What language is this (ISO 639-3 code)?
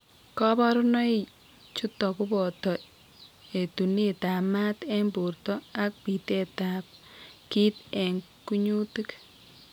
kln